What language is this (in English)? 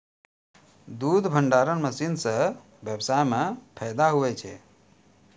Maithili